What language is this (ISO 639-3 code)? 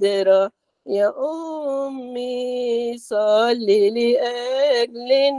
ara